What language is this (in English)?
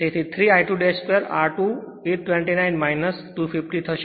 Gujarati